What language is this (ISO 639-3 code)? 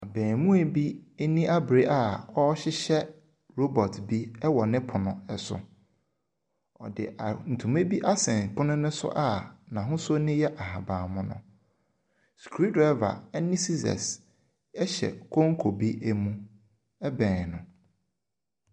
aka